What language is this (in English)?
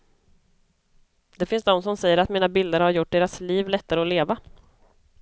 Swedish